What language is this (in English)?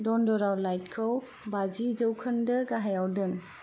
Bodo